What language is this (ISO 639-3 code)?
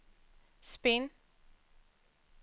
swe